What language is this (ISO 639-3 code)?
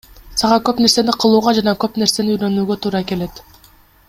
kir